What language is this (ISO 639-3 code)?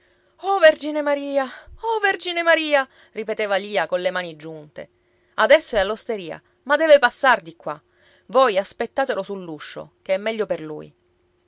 ita